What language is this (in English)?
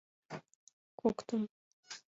Mari